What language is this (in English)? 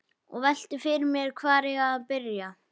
Icelandic